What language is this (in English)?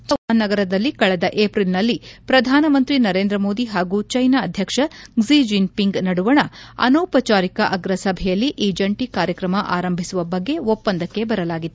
Kannada